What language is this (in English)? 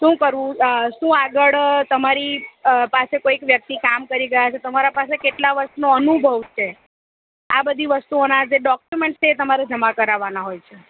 Gujarati